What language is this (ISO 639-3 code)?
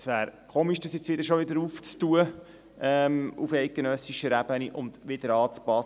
gsw